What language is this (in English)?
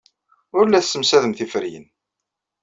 Kabyle